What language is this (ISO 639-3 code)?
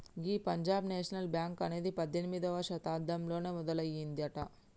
tel